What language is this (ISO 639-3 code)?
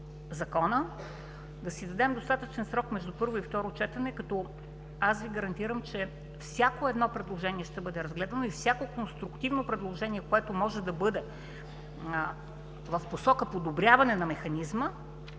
bul